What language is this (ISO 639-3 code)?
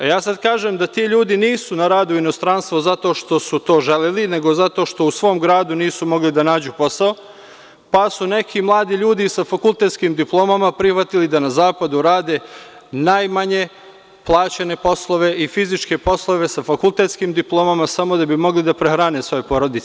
srp